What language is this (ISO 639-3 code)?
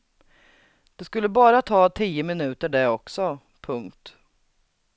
swe